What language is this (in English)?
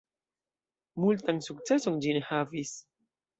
Esperanto